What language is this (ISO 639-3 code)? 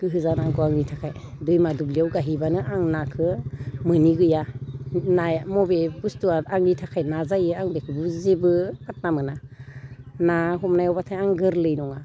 brx